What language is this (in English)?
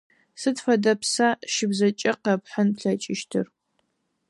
Adyghe